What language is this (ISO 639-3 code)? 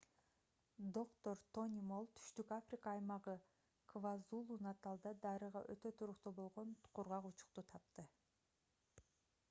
kir